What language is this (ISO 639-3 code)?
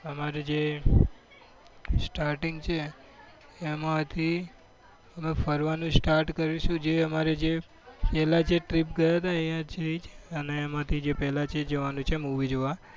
guj